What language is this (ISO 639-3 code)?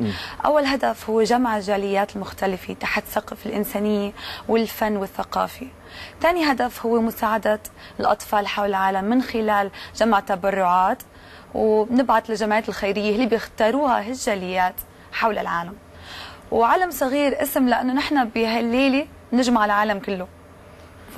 ara